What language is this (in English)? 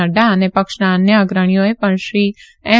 Gujarati